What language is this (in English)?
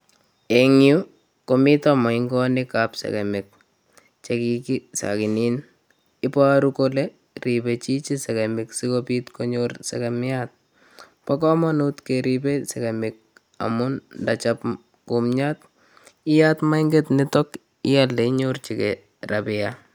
Kalenjin